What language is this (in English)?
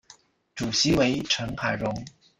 Chinese